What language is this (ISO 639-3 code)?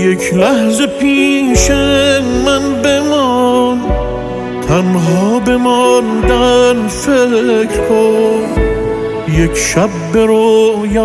fas